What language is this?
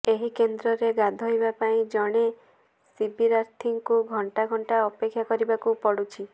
Odia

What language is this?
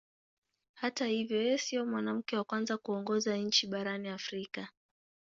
Swahili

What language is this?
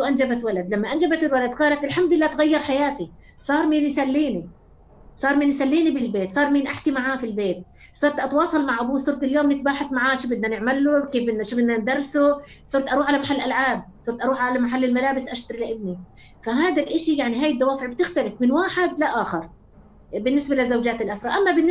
Arabic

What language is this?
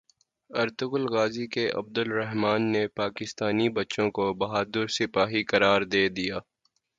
Urdu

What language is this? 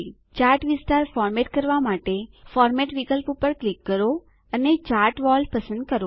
Gujarati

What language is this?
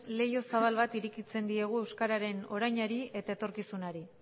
Basque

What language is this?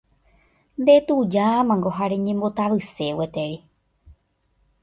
Guarani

